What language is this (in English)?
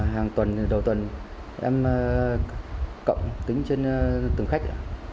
Vietnamese